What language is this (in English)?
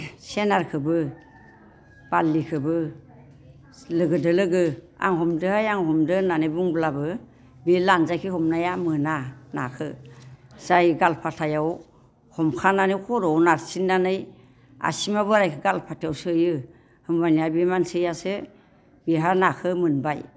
Bodo